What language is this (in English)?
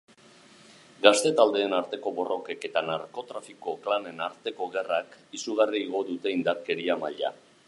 Basque